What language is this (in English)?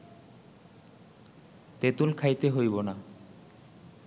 Bangla